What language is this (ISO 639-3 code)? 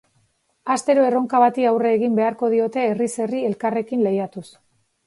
eus